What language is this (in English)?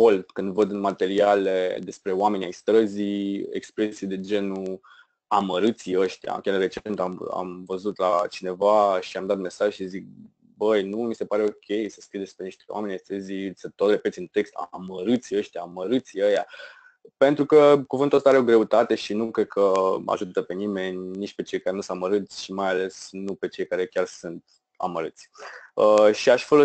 Romanian